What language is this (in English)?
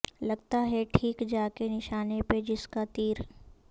Urdu